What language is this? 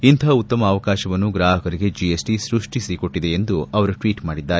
Kannada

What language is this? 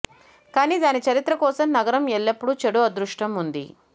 Telugu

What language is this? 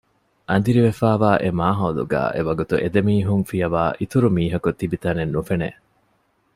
Divehi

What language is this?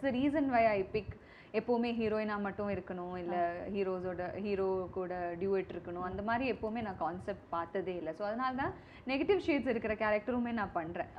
Tamil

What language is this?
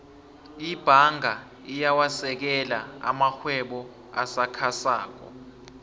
South Ndebele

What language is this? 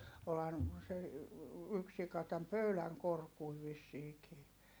Finnish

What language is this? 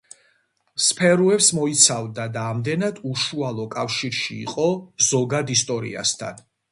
Georgian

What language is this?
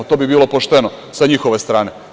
Serbian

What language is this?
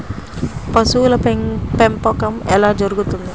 Telugu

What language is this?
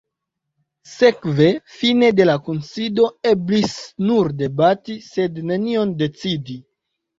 Esperanto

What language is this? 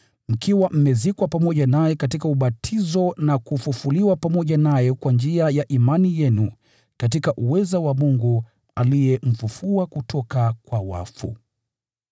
Swahili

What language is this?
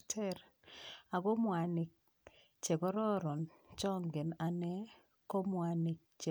Kalenjin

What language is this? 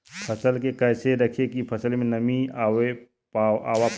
Bhojpuri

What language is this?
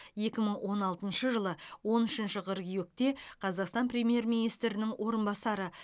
Kazakh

